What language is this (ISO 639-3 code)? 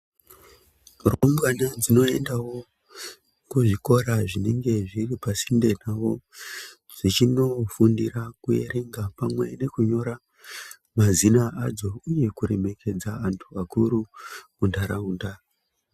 ndc